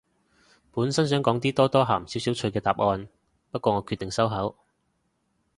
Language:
Cantonese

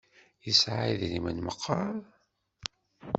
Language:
Kabyle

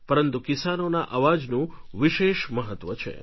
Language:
Gujarati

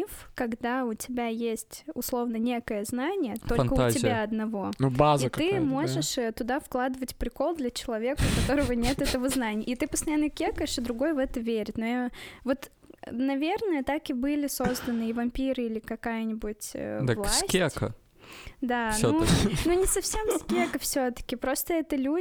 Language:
Russian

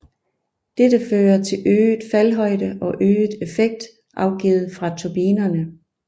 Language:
Danish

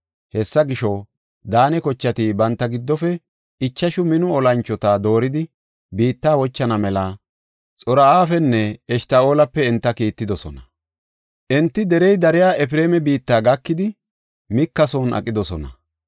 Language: Gofa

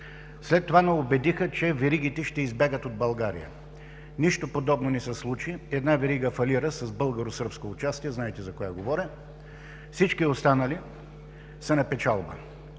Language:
Bulgarian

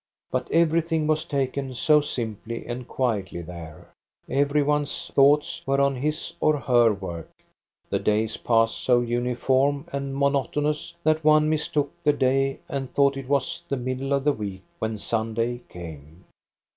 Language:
English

